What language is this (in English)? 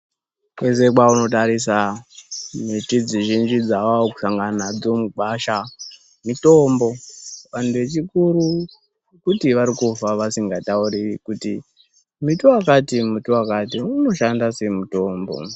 Ndau